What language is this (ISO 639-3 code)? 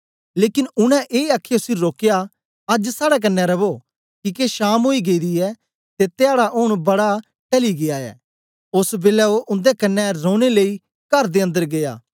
doi